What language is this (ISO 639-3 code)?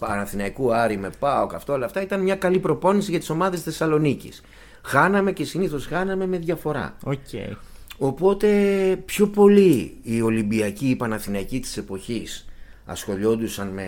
ell